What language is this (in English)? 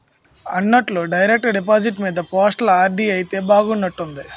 Telugu